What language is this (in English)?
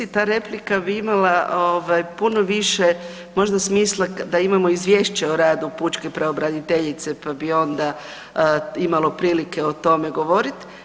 Croatian